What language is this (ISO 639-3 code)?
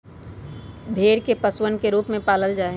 mag